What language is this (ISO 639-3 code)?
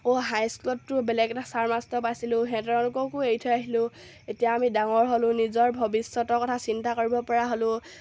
asm